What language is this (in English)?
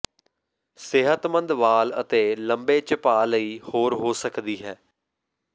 Punjabi